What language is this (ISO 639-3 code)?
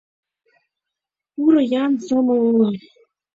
chm